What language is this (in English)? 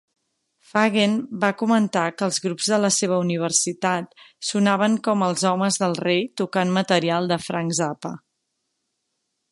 Catalan